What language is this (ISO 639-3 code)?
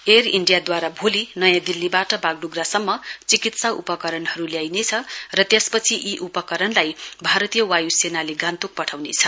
nep